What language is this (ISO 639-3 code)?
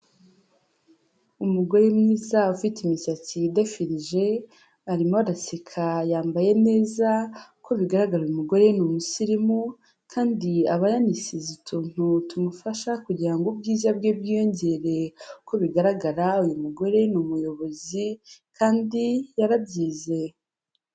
kin